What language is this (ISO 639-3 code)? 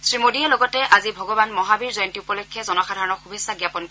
asm